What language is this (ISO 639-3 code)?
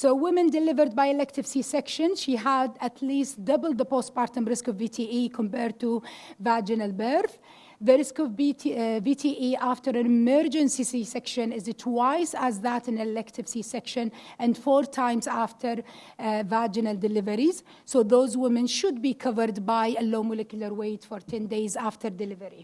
eng